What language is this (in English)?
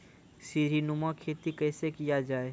Maithili